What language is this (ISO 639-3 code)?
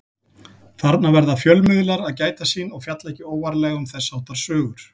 isl